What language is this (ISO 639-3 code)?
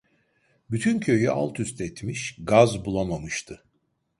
tur